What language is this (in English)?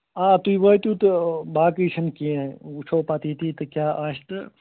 Kashmiri